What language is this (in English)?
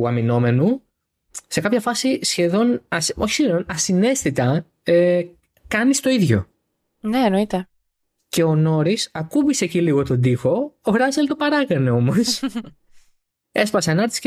Greek